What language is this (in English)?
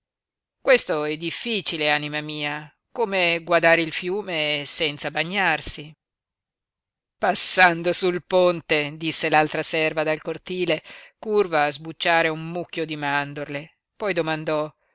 Italian